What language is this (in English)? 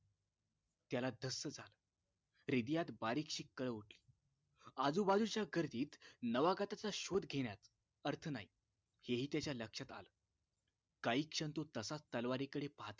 Marathi